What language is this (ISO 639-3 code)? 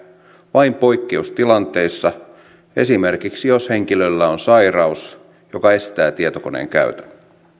fin